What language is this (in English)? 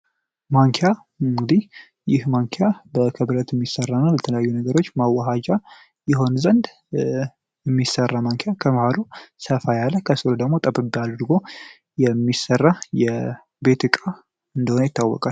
Amharic